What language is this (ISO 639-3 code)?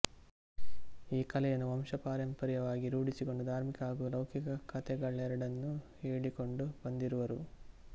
kan